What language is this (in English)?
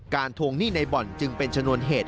Thai